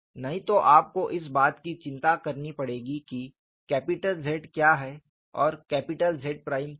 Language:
Hindi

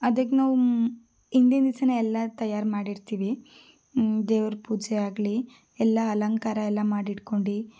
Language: Kannada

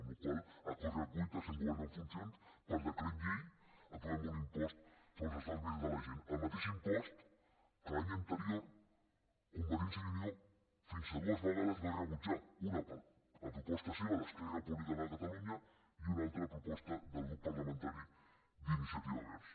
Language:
Catalan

